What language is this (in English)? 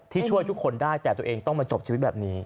Thai